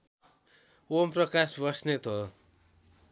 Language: Nepali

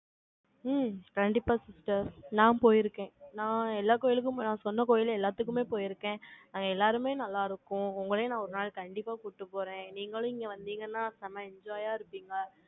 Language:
Tamil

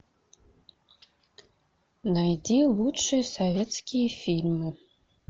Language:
Russian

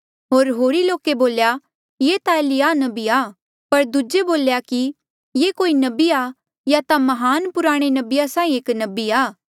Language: Mandeali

